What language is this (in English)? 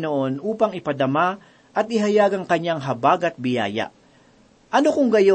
Filipino